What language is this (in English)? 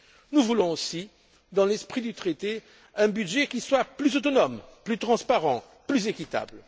French